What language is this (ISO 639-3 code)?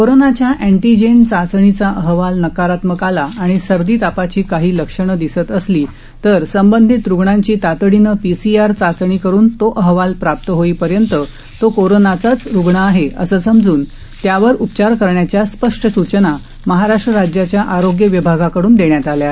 mar